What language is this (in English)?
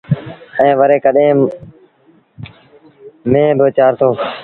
Sindhi Bhil